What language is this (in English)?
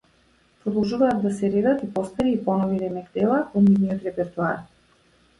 Macedonian